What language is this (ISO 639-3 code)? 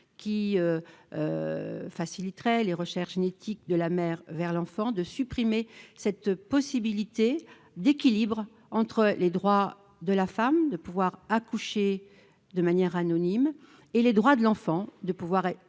fra